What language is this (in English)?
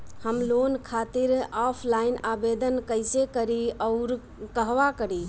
Bhojpuri